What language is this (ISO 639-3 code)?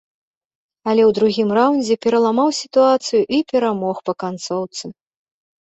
bel